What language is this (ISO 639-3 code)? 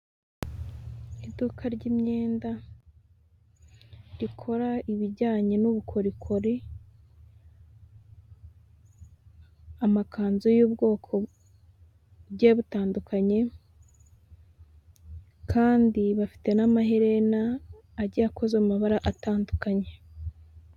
kin